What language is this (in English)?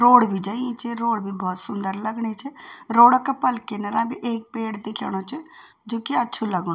Garhwali